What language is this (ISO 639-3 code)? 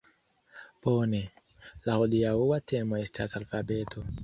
epo